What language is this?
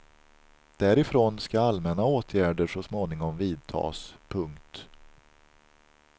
Swedish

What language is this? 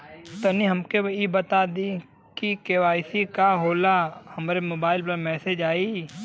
Bhojpuri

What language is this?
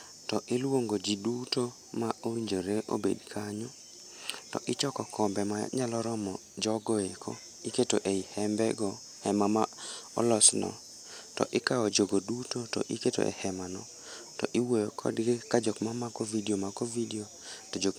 Luo (Kenya and Tanzania)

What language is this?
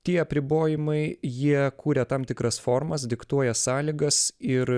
Lithuanian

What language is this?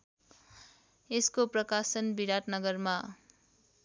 Nepali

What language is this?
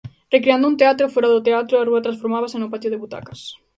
Galician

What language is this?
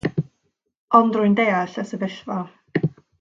Welsh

